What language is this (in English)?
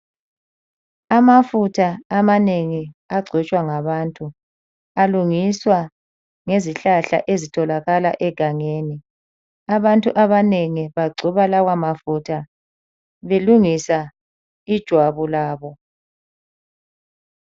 North Ndebele